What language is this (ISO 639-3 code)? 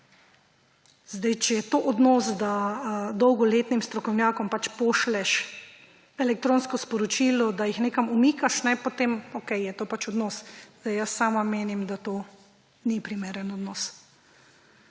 slv